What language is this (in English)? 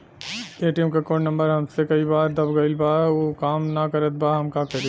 Bhojpuri